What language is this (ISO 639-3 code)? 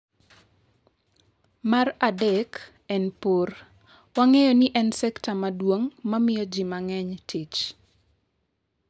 luo